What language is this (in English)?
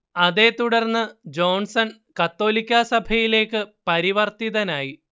Malayalam